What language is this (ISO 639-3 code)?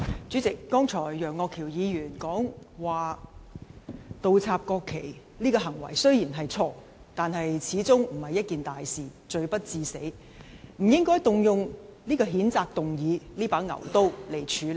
yue